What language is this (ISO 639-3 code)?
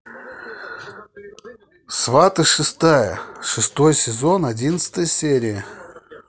rus